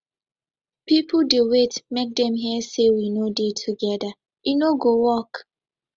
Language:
Nigerian Pidgin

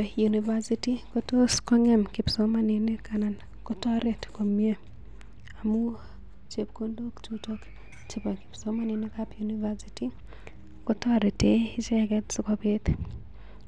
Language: Kalenjin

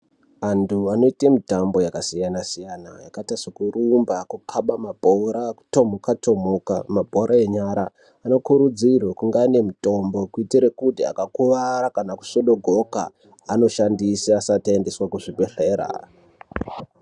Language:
Ndau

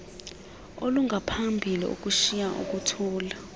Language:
Xhosa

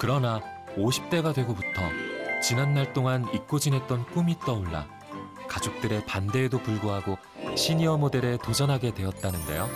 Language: Korean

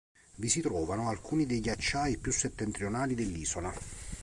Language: Italian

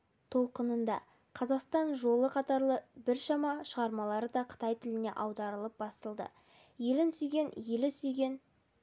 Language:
Kazakh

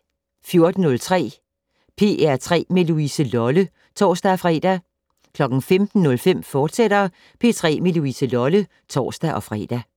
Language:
Danish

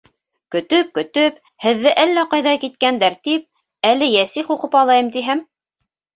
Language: Bashkir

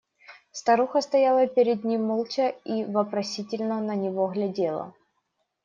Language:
Russian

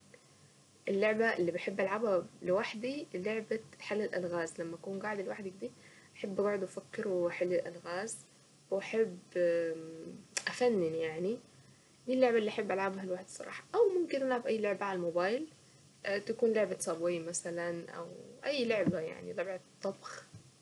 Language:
Saidi Arabic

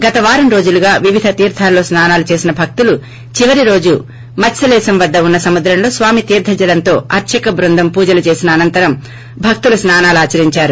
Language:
Telugu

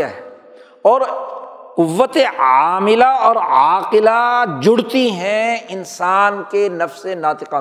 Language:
Urdu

